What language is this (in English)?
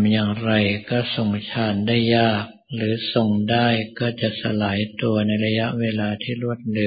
Thai